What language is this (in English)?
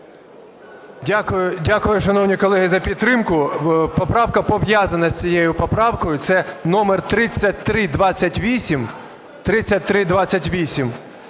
Ukrainian